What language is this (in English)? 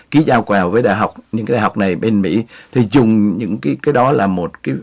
Vietnamese